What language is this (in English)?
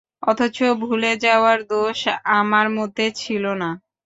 Bangla